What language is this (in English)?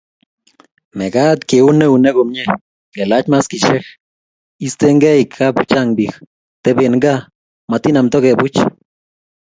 Kalenjin